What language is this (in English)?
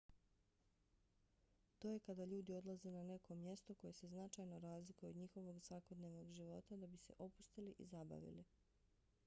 Bosnian